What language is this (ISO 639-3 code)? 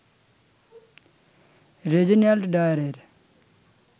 ben